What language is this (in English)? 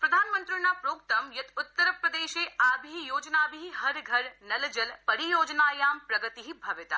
Sanskrit